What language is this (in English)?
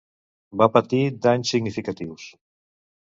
Catalan